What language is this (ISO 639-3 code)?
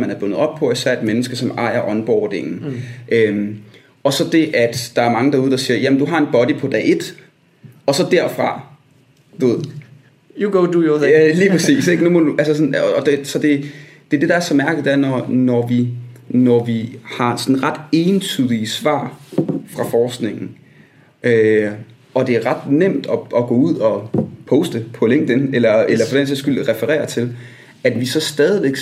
dan